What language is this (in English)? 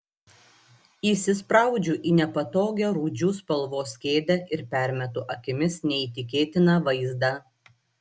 Lithuanian